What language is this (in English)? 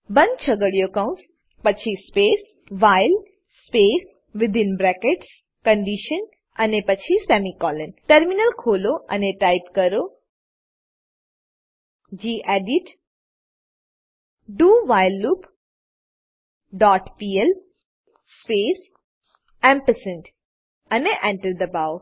Gujarati